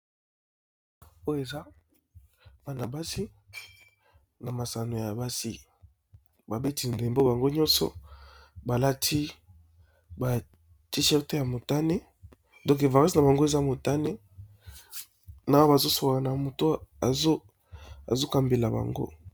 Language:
Lingala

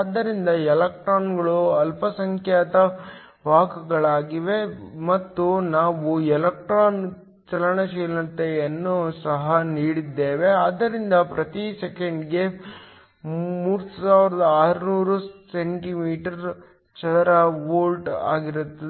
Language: Kannada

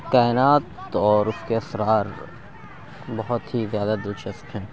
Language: Urdu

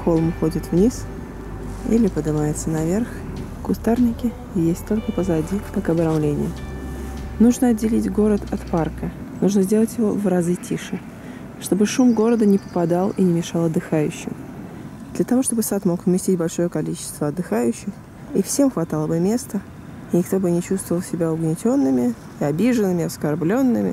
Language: Russian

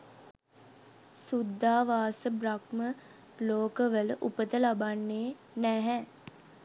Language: Sinhala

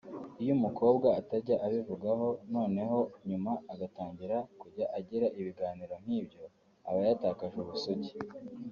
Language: Kinyarwanda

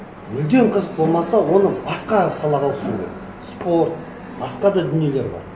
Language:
Kazakh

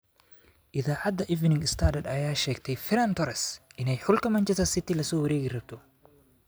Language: Somali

